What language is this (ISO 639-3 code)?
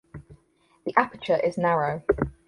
eng